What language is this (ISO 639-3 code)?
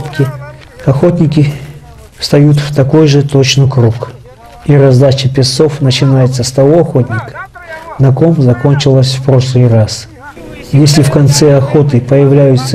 rus